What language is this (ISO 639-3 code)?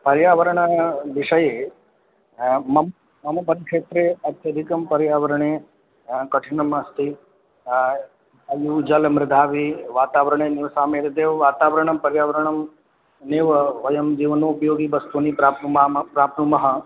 san